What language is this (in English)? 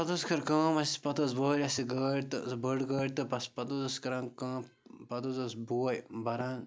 Kashmiri